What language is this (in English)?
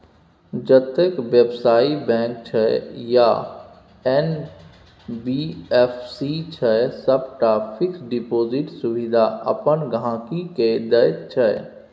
Maithili